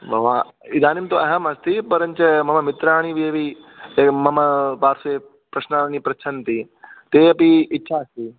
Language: Sanskrit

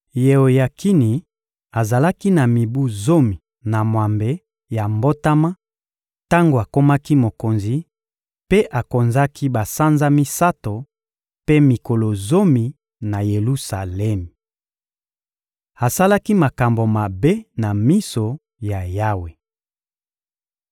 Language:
Lingala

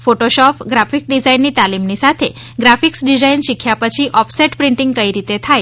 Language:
Gujarati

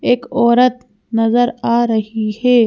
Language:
Hindi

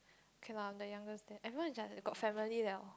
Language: English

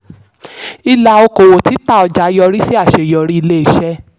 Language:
Yoruba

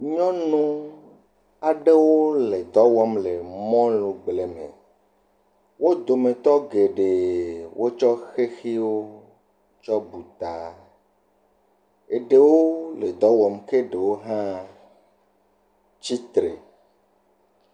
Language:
Ewe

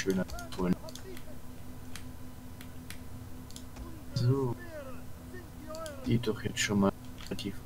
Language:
German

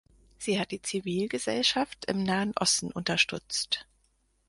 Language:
German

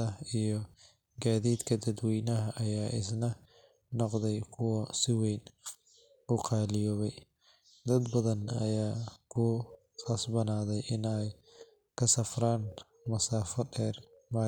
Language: Somali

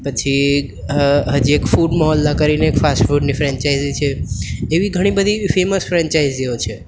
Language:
Gujarati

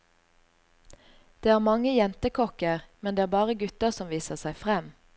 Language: Norwegian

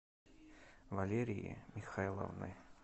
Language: Russian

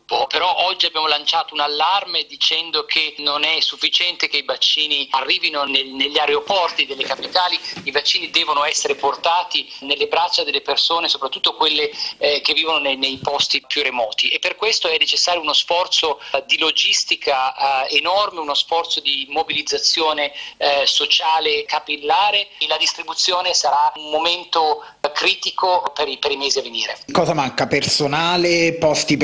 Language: Italian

